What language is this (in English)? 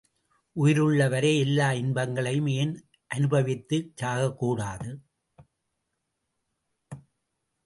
Tamil